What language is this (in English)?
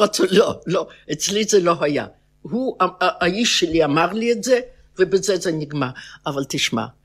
Hebrew